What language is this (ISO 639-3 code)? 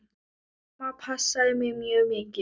isl